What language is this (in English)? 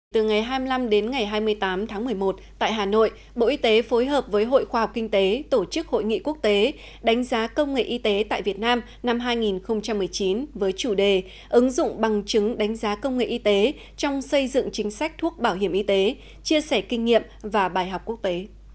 Vietnamese